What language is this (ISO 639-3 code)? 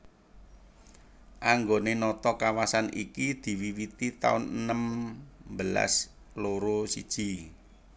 jav